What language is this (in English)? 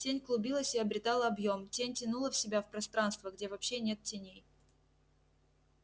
Russian